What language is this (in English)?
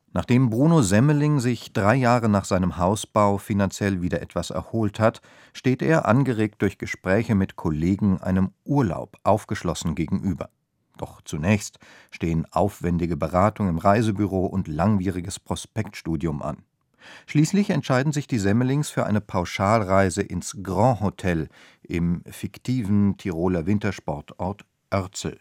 German